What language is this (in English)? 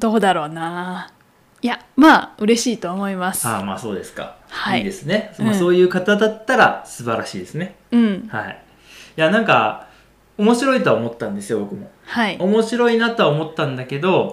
Japanese